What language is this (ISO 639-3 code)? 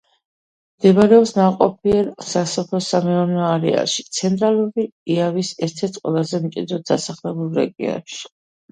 kat